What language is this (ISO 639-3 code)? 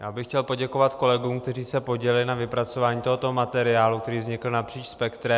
ces